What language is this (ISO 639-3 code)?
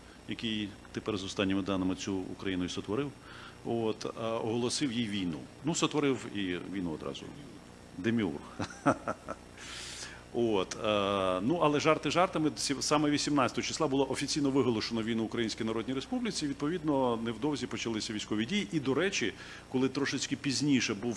ukr